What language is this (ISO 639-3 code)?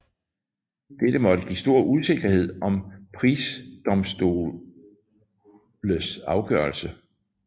dan